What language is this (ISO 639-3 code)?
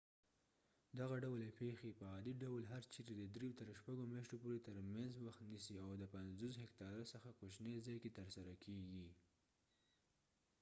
pus